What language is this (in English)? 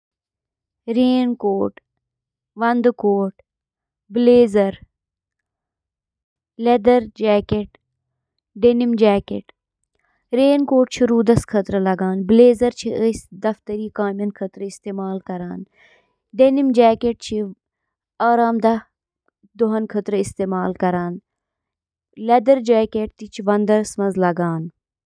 Kashmiri